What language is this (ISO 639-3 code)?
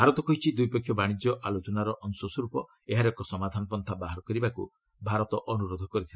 ori